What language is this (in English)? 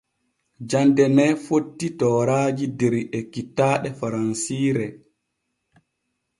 Borgu Fulfulde